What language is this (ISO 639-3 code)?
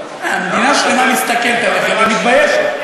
heb